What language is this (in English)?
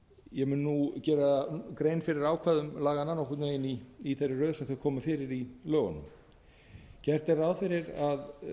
Icelandic